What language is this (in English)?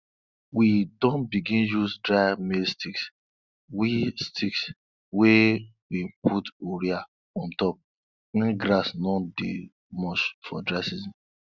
Nigerian Pidgin